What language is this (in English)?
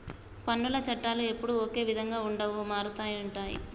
Telugu